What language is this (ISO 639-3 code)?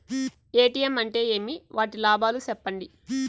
tel